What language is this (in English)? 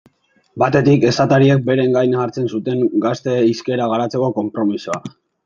Basque